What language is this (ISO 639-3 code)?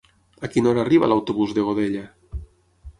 cat